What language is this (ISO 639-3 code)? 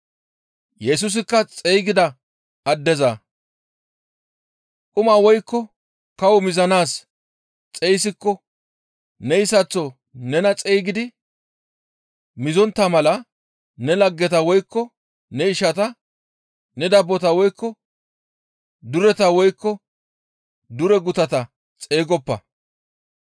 gmv